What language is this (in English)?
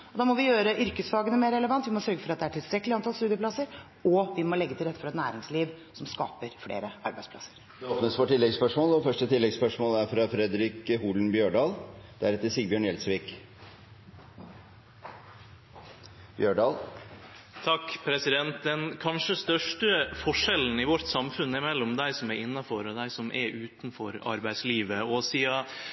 Norwegian